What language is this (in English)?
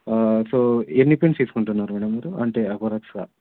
Telugu